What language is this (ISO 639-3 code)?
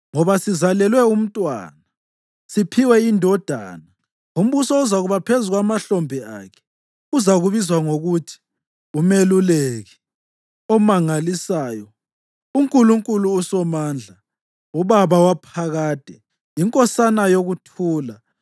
nde